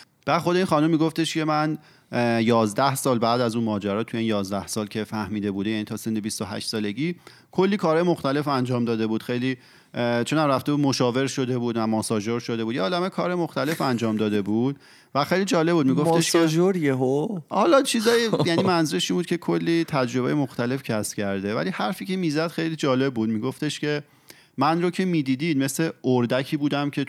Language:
Persian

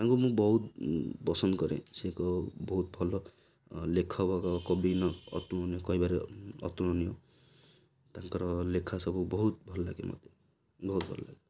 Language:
Odia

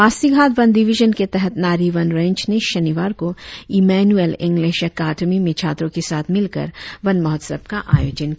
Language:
Hindi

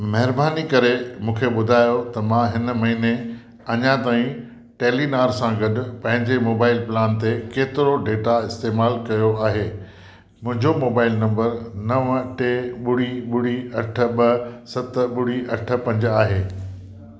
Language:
Sindhi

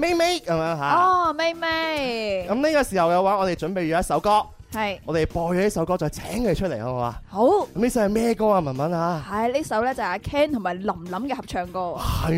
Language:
Chinese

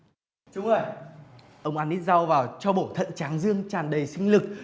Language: Vietnamese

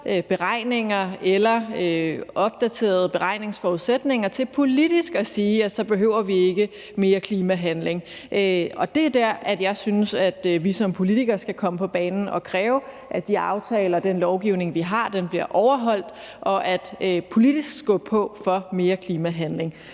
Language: Danish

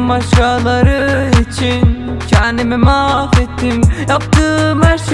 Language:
Turkish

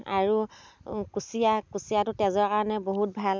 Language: Assamese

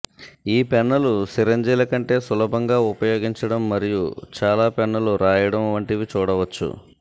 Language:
Telugu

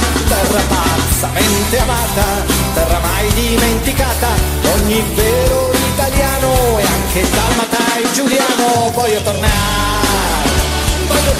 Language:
Italian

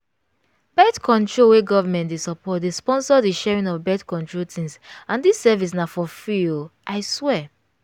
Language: Nigerian Pidgin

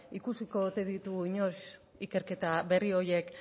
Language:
Basque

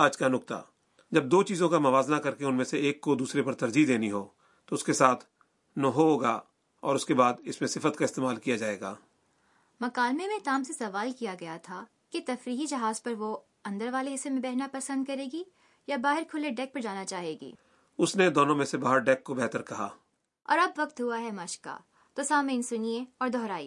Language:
Urdu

